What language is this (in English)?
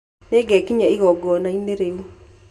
Kikuyu